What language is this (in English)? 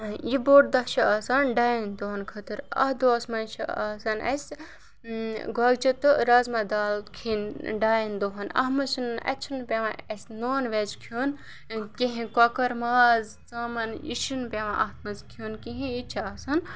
Kashmiri